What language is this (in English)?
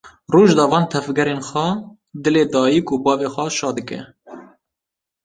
Kurdish